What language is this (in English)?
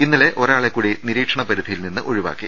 Malayalam